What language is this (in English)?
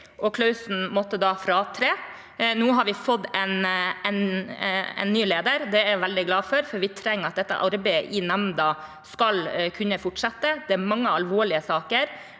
Norwegian